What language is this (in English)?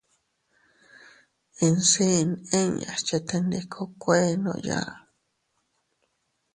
Teutila Cuicatec